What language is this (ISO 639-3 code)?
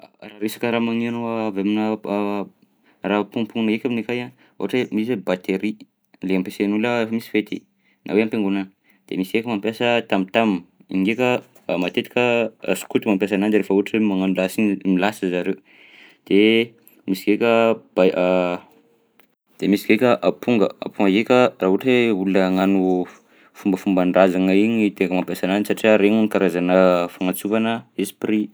bzc